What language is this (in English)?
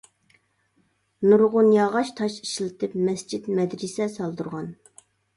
Uyghur